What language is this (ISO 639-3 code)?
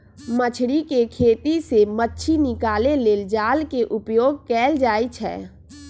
mag